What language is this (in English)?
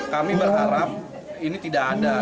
Indonesian